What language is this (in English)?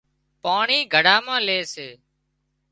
Wadiyara Koli